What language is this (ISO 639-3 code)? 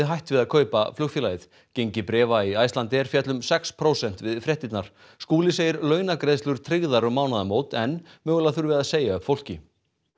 isl